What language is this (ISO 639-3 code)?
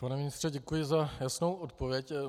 ces